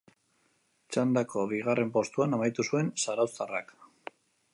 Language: Basque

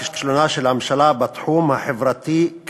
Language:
Hebrew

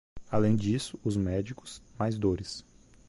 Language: Portuguese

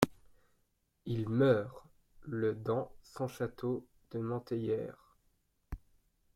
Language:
French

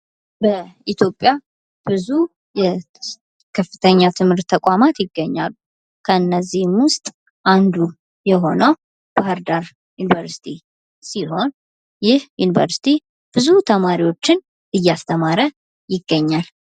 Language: Amharic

